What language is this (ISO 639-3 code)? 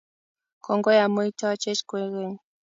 kln